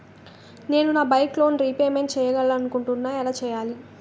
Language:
Telugu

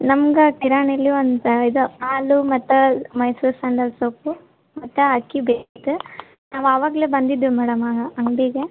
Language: Kannada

